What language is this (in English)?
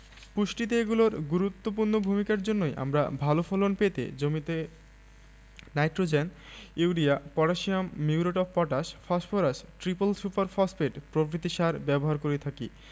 Bangla